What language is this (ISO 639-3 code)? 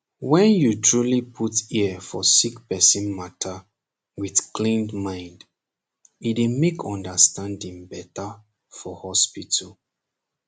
pcm